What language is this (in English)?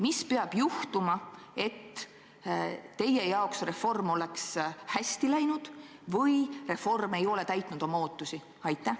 Estonian